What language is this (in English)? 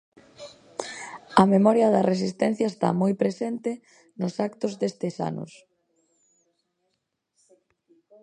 Galician